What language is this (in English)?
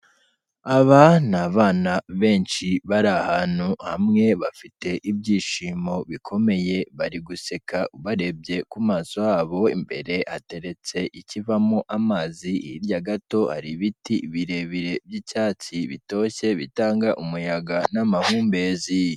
Kinyarwanda